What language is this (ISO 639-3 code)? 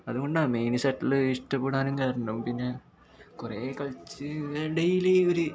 mal